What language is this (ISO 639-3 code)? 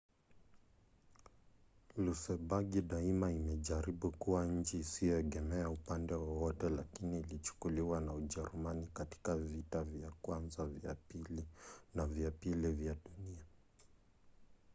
swa